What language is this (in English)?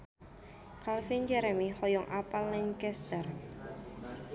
Sundanese